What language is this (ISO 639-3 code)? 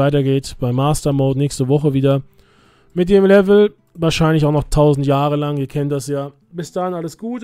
deu